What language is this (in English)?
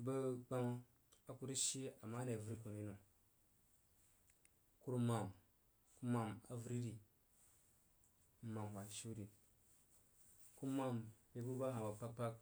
Jiba